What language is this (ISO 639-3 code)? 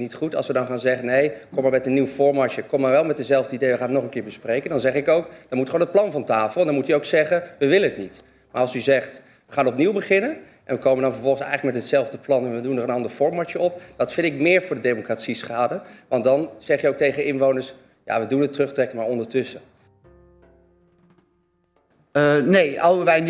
nld